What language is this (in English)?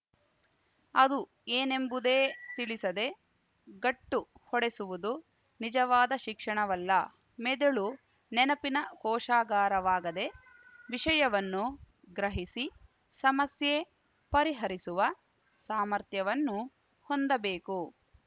Kannada